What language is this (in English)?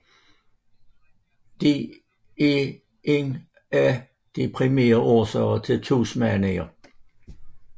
Danish